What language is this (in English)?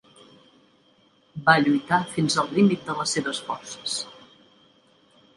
Catalan